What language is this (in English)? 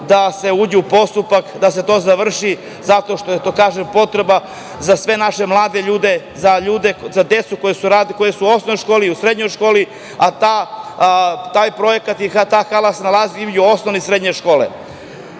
Serbian